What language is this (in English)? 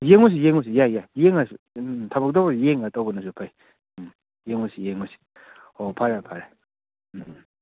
Manipuri